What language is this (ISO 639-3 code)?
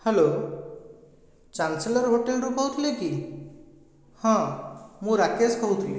ori